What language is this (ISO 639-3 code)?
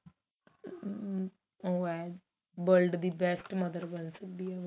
pan